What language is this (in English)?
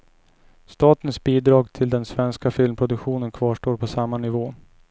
Swedish